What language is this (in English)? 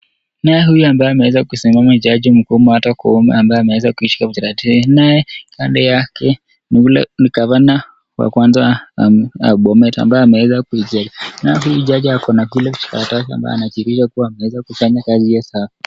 Swahili